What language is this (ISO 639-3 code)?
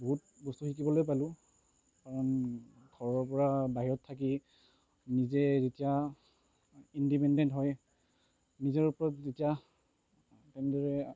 asm